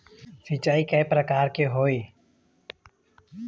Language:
Chhattisgarhi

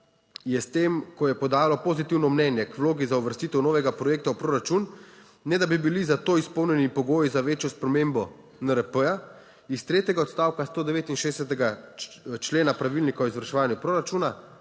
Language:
Slovenian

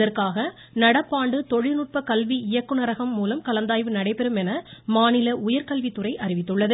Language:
Tamil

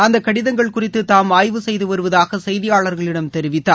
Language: Tamil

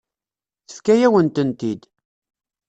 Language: Kabyle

